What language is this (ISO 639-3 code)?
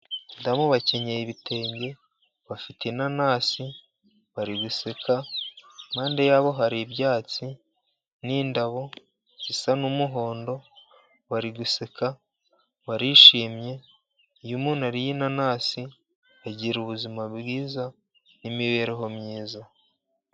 kin